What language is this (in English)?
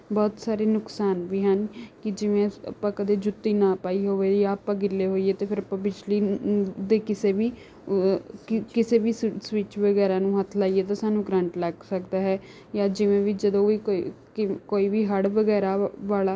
Punjabi